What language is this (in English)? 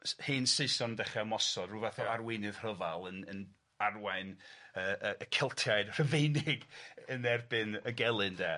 Welsh